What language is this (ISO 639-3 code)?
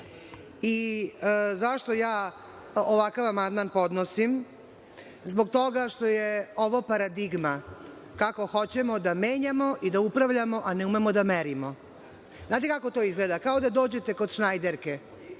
srp